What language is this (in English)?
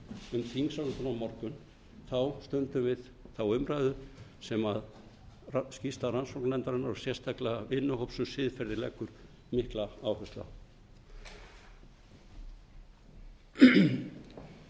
Icelandic